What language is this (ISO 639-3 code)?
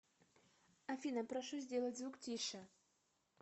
rus